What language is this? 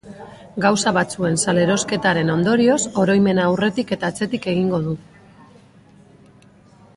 Basque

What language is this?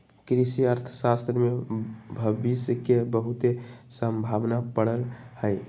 Magahi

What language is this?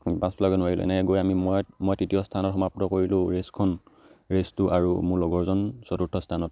Assamese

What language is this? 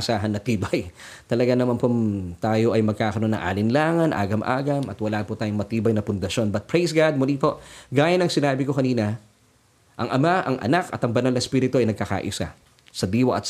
Filipino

